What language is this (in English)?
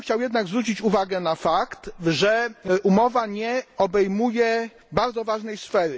Polish